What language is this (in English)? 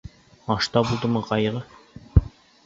Bashkir